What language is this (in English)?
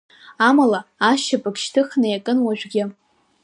Abkhazian